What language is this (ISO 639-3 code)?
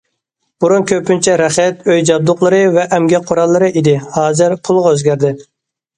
uig